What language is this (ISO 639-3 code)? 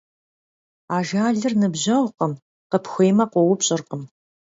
kbd